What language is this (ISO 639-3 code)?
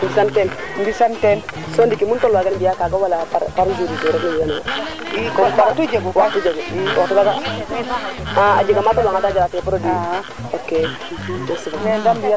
srr